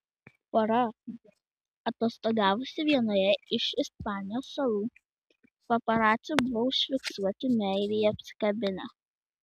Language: Lithuanian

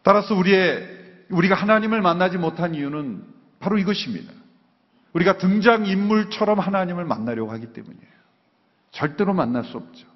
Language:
Korean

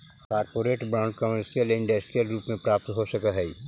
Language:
Magahi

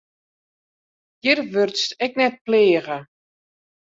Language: Western Frisian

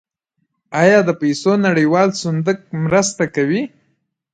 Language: Pashto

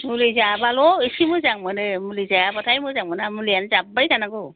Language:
Bodo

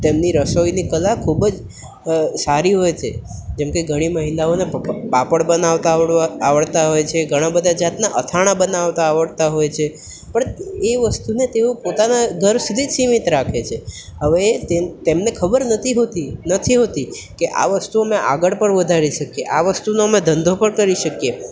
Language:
Gujarati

